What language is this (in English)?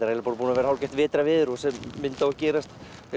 Icelandic